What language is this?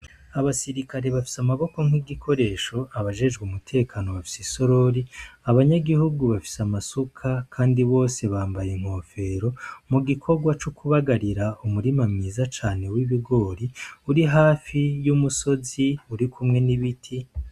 Rundi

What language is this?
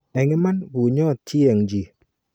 Kalenjin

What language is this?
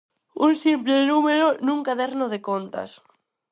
Galician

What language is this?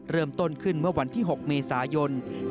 Thai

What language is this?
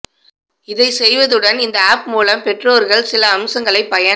Tamil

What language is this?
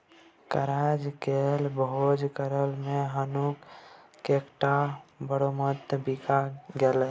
Maithili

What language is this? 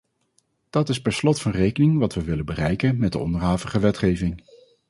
Dutch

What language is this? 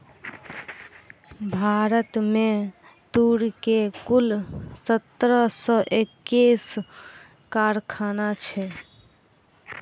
Maithili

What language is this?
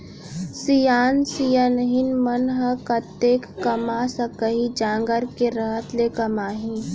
Chhattisgarhi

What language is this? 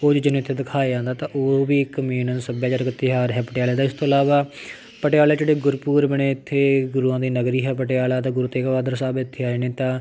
Punjabi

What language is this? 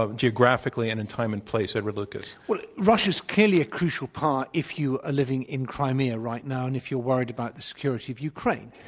English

